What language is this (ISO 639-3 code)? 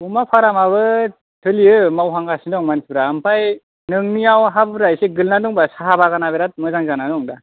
brx